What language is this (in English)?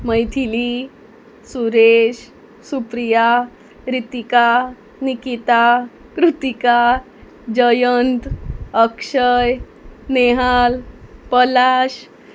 Konkani